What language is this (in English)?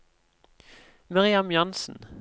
Norwegian